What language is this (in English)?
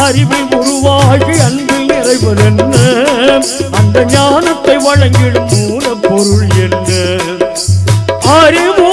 Tamil